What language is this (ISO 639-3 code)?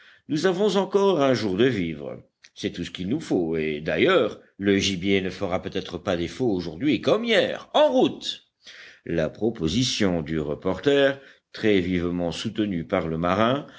fra